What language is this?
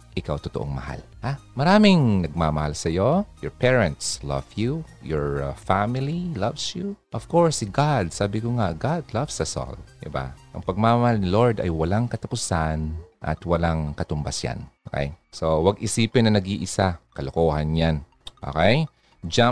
Filipino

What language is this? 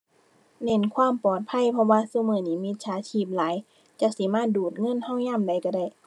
Thai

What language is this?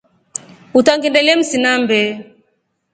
Rombo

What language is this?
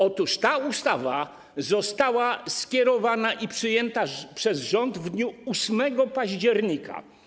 Polish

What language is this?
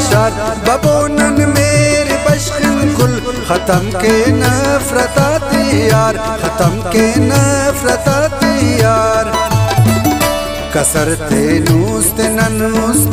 Hindi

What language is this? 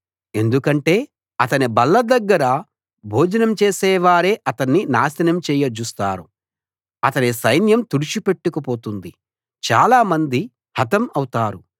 Telugu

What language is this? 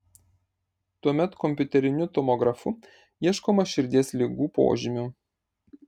Lithuanian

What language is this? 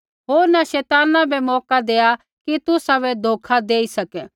Kullu Pahari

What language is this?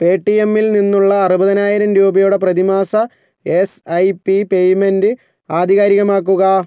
Malayalam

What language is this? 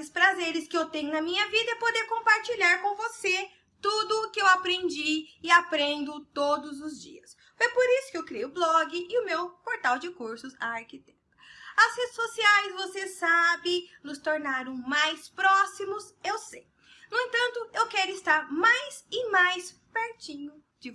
Portuguese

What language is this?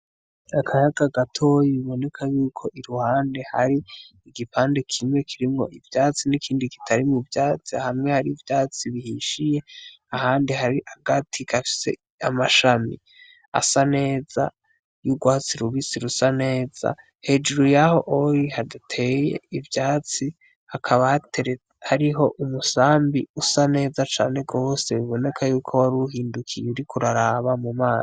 Rundi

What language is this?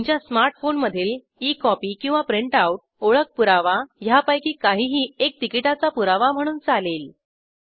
Marathi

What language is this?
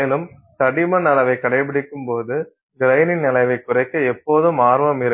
Tamil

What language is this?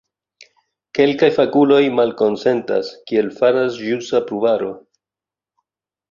Esperanto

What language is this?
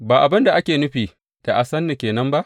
Hausa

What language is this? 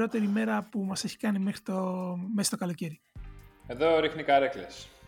Greek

